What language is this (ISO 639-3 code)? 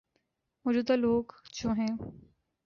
urd